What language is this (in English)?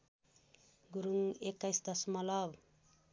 Nepali